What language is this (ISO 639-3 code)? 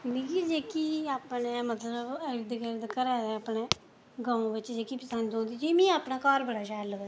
doi